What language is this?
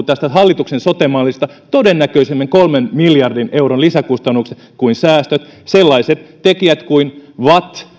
Finnish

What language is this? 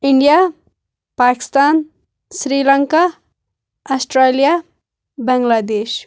Kashmiri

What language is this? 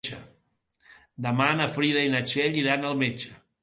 Catalan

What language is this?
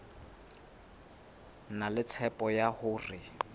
Southern Sotho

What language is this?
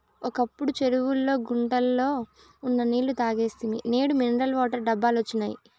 Telugu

